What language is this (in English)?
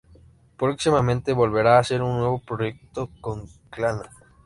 Spanish